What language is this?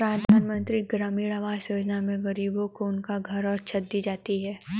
Hindi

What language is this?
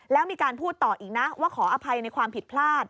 Thai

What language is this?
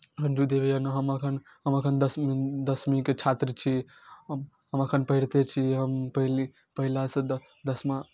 Maithili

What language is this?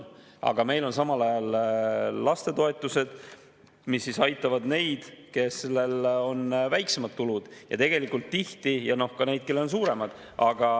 Estonian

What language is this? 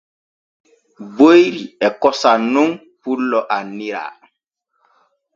Borgu Fulfulde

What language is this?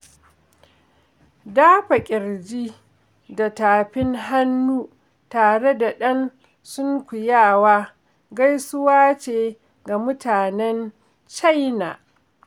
Hausa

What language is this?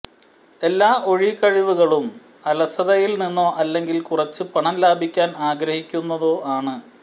Malayalam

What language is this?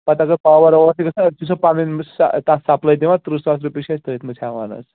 Kashmiri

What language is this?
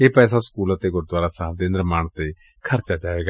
Punjabi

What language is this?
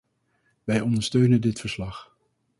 Dutch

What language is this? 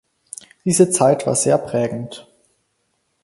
German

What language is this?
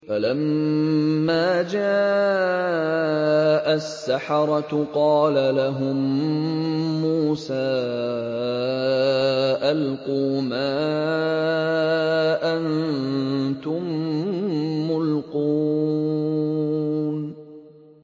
Arabic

